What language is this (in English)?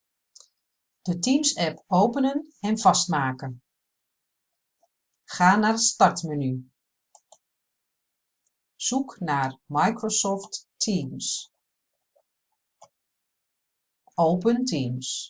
Dutch